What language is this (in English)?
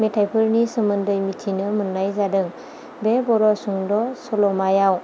Bodo